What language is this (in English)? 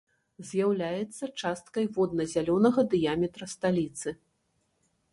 Belarusian